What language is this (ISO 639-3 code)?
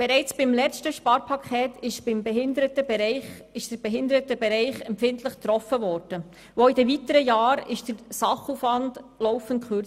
gsw